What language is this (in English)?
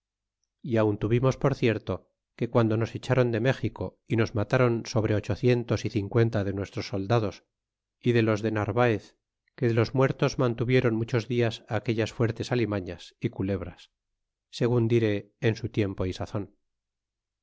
Spanish